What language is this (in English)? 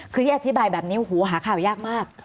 Thai